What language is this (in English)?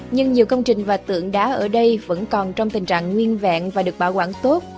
Vietnamese